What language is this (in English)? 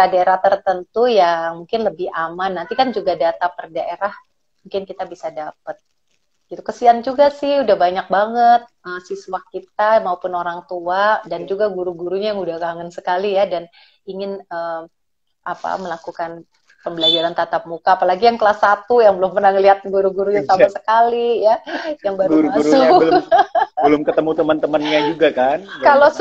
Indonesian